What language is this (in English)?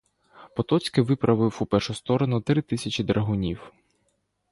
Ukrainian